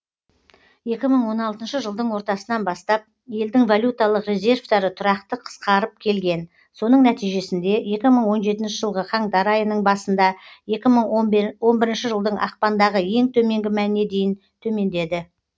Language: Kazakh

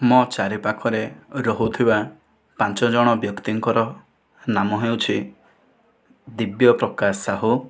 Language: Odia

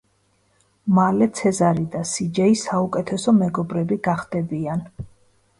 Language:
Georgian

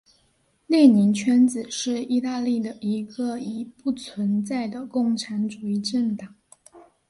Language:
Chinese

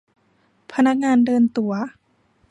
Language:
Thai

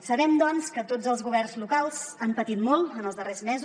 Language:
Catalan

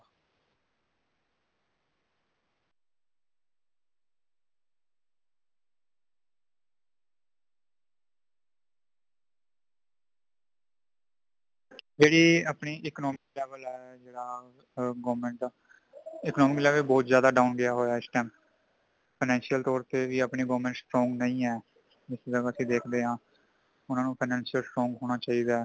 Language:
Punjabi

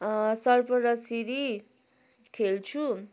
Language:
Nepali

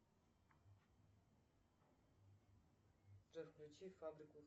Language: Russian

